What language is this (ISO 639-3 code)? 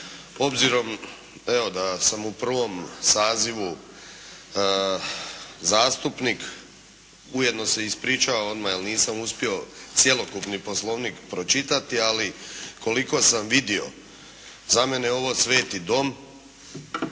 hrv